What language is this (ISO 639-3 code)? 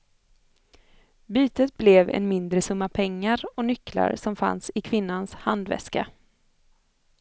swe